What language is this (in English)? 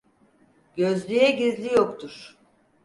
Turkish